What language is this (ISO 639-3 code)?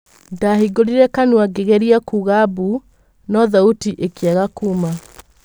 kik